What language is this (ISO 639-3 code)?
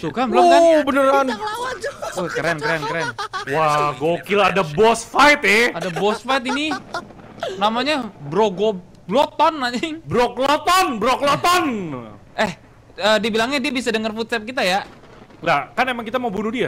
ind